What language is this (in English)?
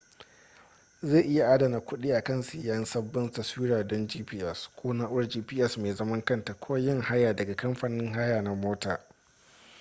Hausa